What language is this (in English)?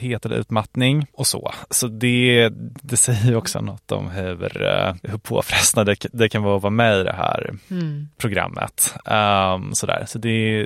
Swedish